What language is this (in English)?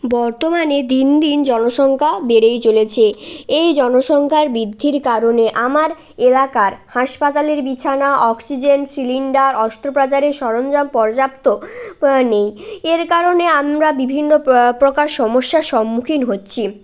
Bangla